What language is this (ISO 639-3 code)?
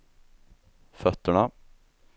swe